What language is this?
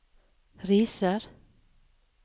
Norwegian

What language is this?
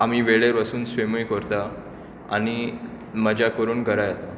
Konkani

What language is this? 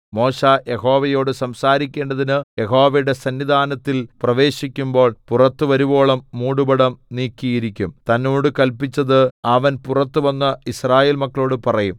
Malayalam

